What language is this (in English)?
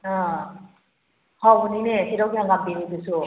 Manipuri